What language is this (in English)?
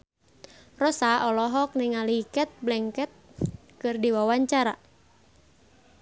Sundanese